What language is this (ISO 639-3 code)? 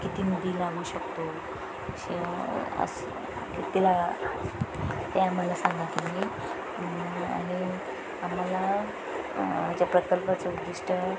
mar